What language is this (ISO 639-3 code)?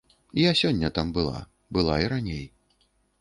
bel